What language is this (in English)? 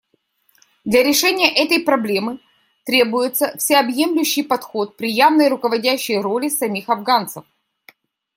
Russian